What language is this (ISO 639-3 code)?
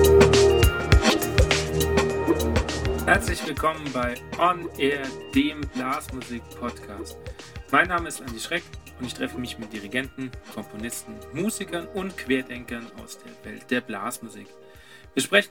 deu